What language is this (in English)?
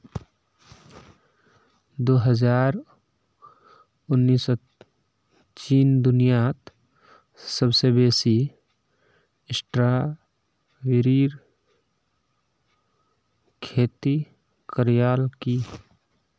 Magahi